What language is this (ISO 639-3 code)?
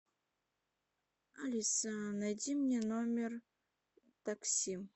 rus